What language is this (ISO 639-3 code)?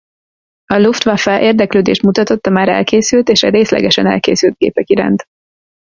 hun